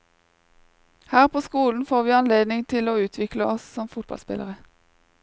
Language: Norwegian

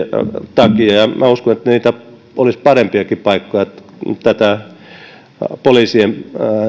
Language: Finnish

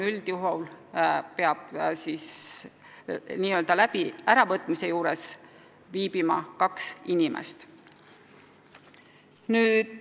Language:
Estonian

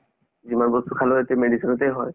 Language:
Assamese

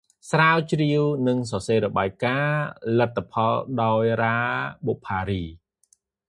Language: Khmer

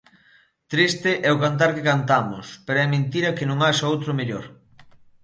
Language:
Galician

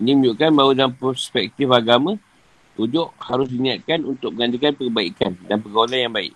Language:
Malay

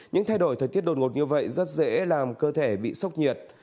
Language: Vietnamese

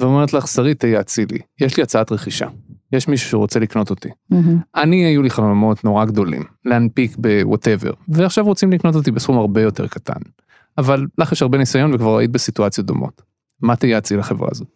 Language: Hebrew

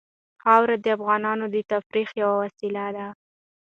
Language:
Pashto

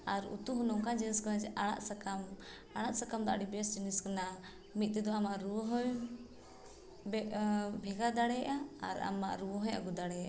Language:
Santali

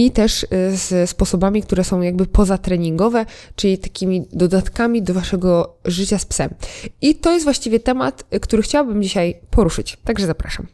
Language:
Polish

